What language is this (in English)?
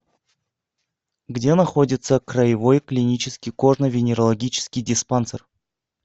Russian